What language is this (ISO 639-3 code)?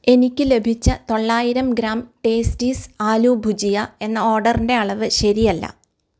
mal